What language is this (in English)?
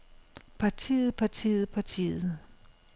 Danish